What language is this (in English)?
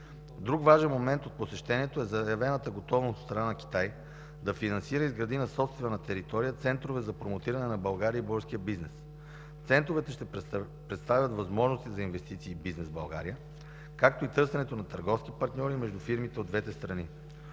Bulgarian